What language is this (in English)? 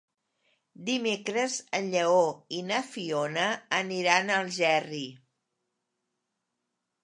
Catalan